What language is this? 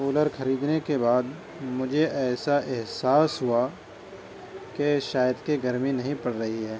Urdu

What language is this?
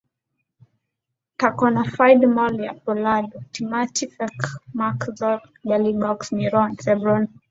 Swahili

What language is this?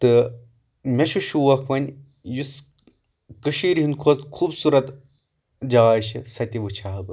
Kashmiri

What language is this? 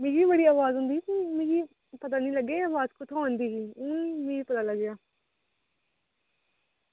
Dogri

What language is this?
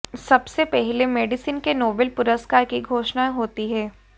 Hindi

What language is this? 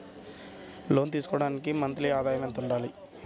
Telugu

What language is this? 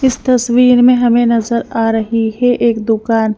Hindi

